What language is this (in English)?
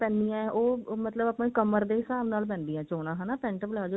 Punjabi